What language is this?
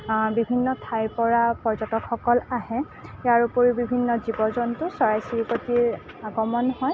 Assamese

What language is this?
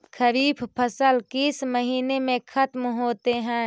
Magahi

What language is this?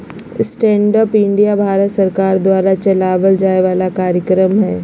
Magahi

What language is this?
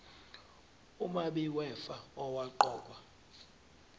Zulu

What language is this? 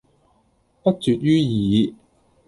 Cantonese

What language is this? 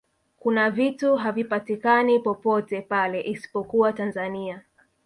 Swahili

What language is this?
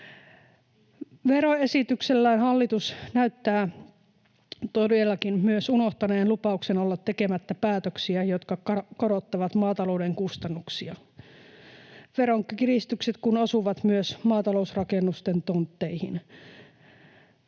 Finnish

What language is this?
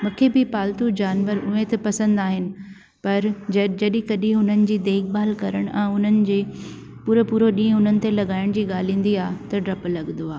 Sindhi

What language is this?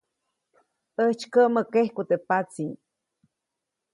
Copainalá Zoque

